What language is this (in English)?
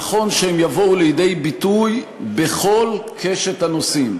Hebrew